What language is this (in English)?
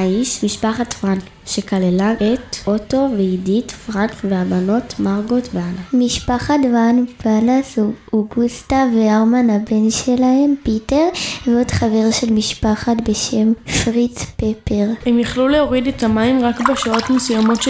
Hebrew